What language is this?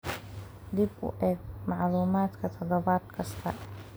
Somali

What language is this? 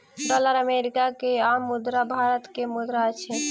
Maithili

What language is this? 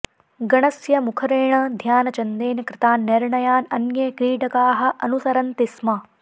Sanskrit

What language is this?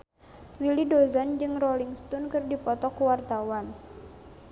Sundanese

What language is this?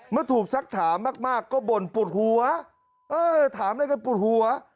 Thai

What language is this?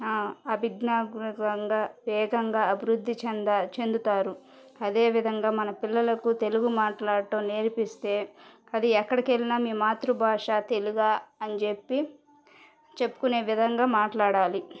Telugu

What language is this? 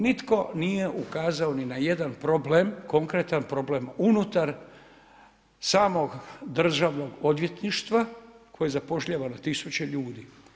Croatian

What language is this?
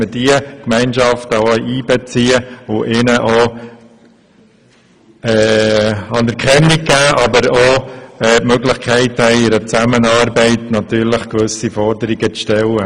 Swiss German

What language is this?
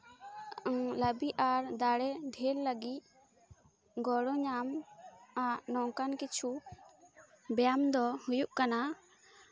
Santali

